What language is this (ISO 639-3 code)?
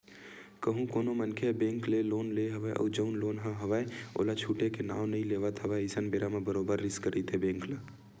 hne